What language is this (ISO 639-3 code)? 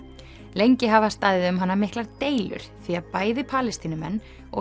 isl